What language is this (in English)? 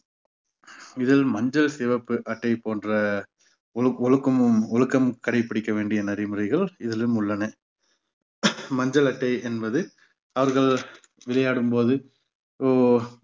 Tamil